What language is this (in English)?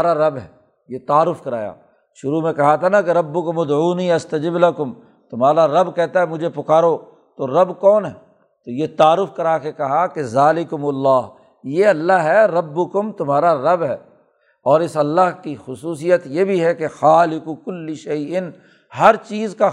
Urdu